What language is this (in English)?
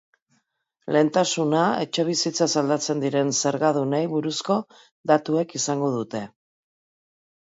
Basque